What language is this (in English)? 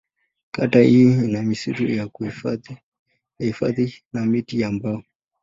Swahili